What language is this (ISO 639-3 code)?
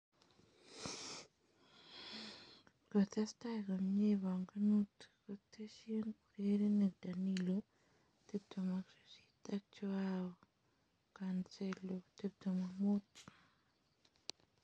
kln